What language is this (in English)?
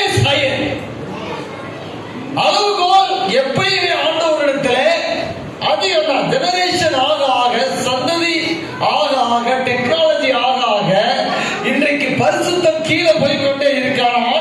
Tamil